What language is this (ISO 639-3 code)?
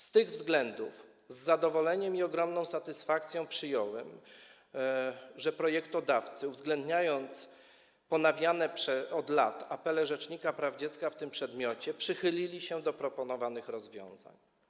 pol